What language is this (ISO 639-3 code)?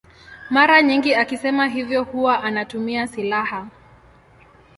swa